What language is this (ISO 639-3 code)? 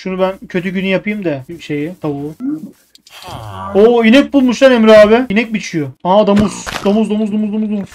tur